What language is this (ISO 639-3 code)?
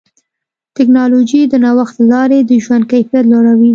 pus